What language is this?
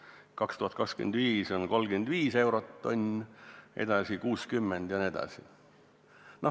Estonian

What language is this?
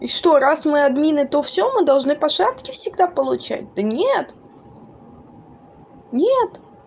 Russian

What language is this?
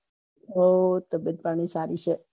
Gujarati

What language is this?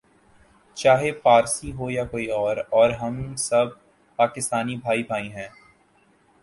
Urdu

